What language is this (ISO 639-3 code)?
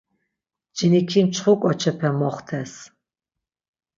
lzz